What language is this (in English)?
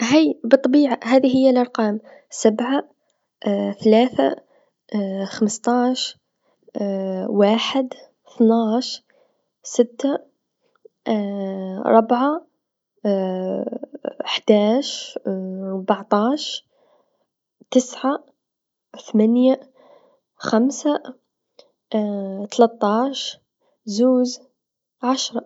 Tunisian Arabic